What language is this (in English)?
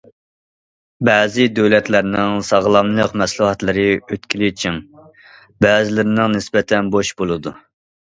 Uyghur